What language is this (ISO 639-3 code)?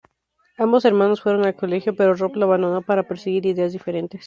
spa